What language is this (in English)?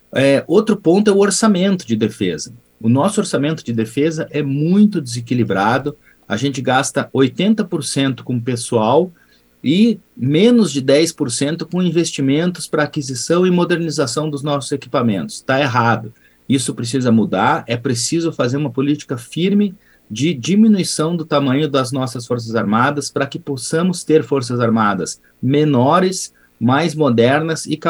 Portuguese